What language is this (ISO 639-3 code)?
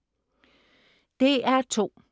dan